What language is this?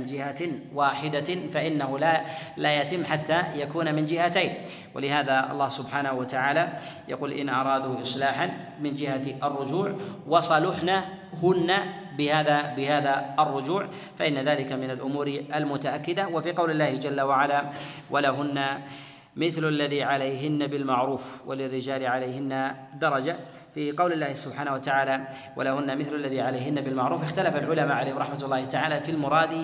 Arabic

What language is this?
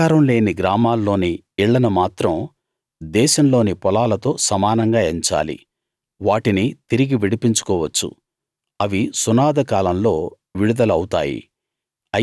Telugu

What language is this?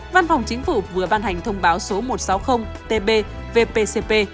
Vietnamese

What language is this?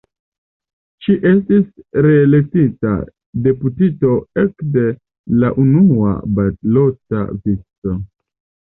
Esperanto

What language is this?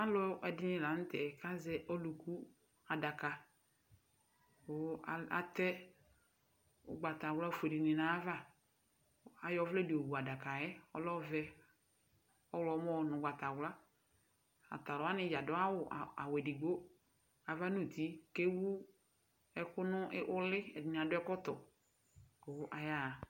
Ikposo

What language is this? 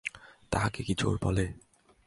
Bangla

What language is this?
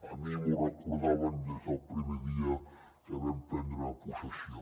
Catalan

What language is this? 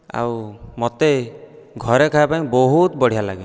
Odia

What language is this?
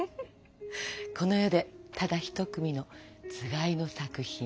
Japanese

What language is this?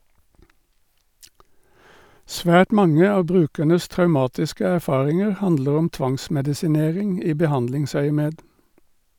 Norwegian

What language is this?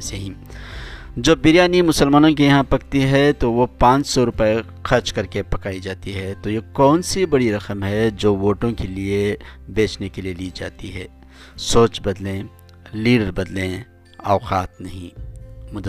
Urdu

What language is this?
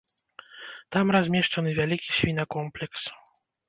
Belarusian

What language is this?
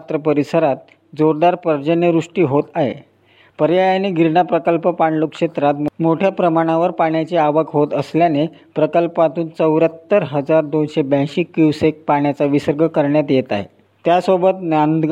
Marathi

